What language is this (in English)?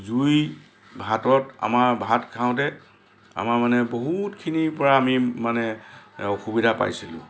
Assamese